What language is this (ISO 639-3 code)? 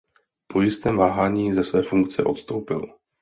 ces